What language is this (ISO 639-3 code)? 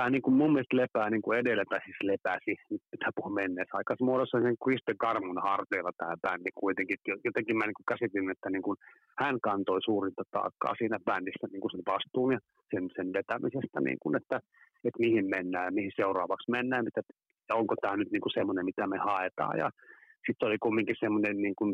fin